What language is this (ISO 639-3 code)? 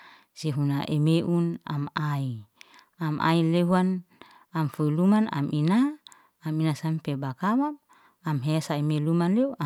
ste